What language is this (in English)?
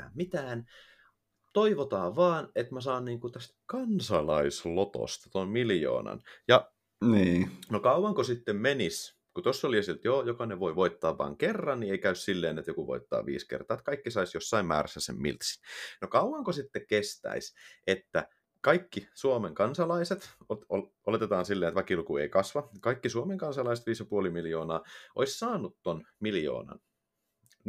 Finnish